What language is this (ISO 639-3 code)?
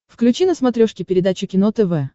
rus